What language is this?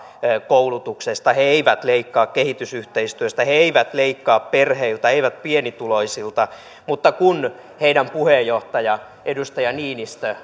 Finnish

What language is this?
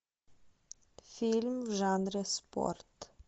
Russian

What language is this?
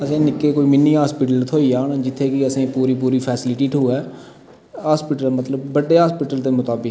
Dogri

